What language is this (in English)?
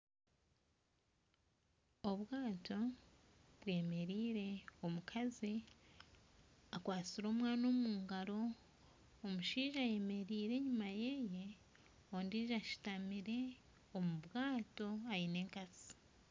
Nyankole